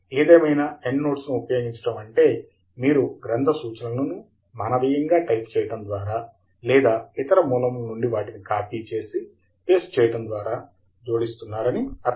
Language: Telugu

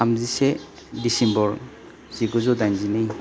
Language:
Bodo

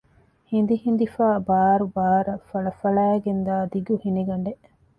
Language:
Divehi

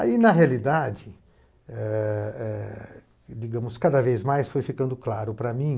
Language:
Portuguese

